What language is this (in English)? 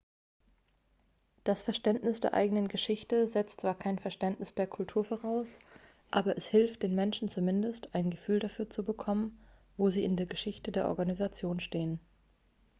German